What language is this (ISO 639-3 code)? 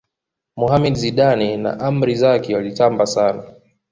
swa